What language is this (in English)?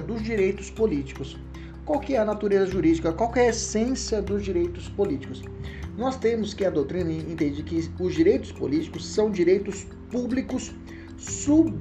Portuguese